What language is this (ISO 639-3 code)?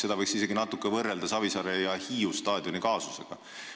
est